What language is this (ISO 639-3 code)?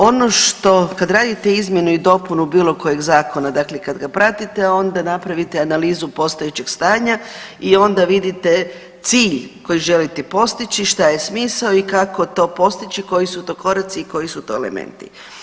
hrv